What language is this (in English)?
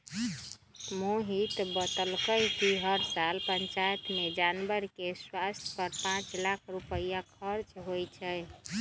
Magahi